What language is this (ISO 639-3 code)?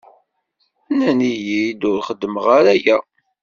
kab